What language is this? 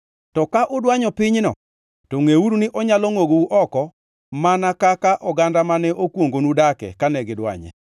Luo (Kenya and Tanzania)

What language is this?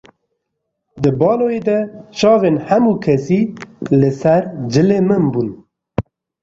Kurdish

